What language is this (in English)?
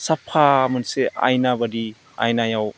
Bodo